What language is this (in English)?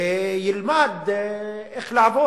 Hebrew